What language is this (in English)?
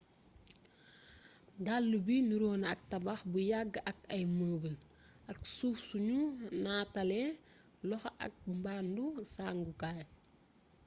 Wolof